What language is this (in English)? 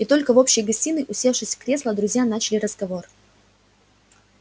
Russian